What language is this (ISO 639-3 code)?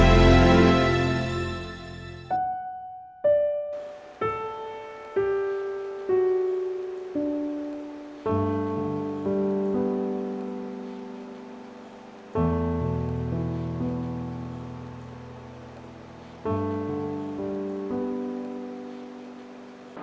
tha